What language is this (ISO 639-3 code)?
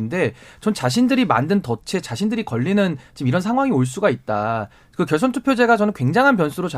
kor